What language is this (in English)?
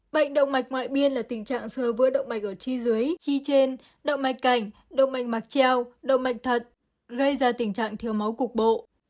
Vietnamese